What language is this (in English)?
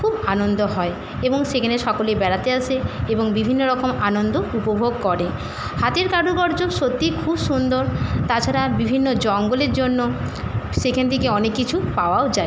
Bangla